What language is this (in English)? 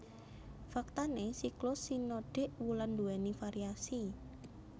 Javanese